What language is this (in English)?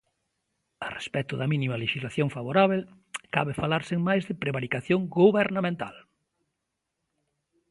Galician